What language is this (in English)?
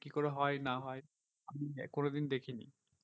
Bangla